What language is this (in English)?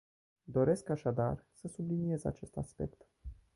Romanian